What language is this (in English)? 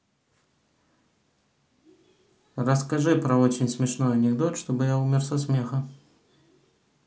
Russian